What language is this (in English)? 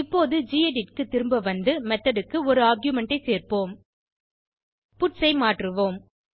Tamil